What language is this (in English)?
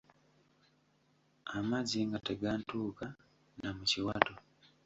Ganda